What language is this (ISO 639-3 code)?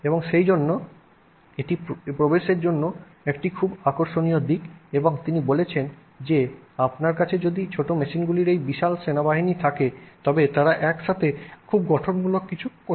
ben